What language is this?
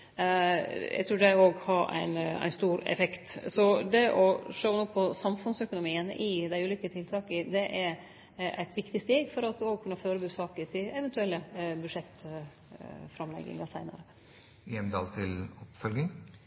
Norwegian Nynorsk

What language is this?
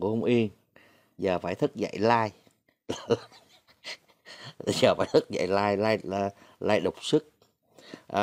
Vietnamese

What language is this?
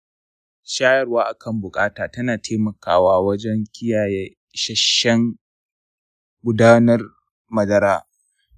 Hausa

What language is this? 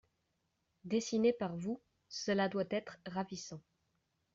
French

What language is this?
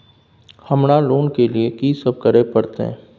Maithili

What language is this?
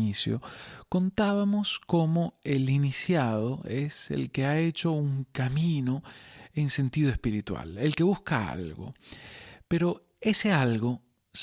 Spanish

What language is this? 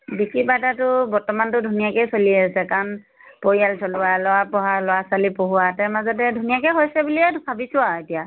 Assamese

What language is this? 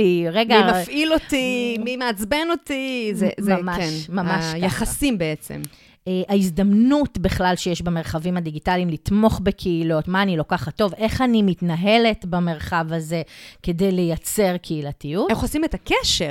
Hebrew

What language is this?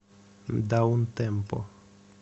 Russian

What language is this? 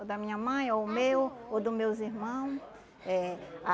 Portuguese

